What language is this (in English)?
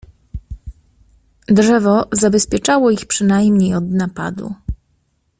Polish